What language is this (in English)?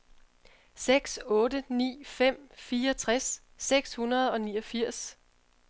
Danish